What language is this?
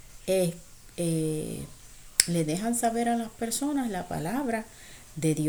Spanish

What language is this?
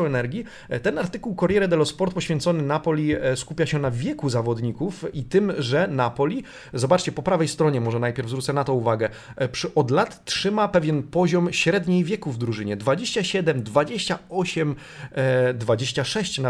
Polish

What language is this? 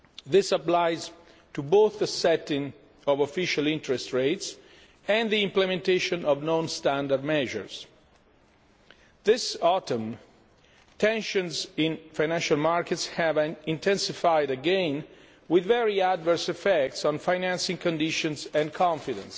English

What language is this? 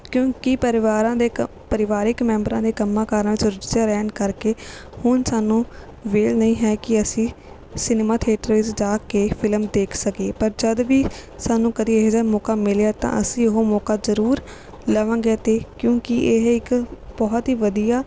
Punjabi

